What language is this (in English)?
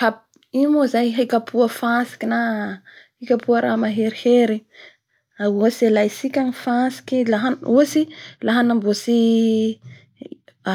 Bara Malagasy